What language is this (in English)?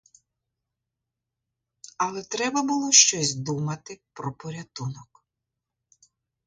Ukrainian